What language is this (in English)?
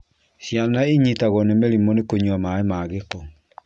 Kikuyu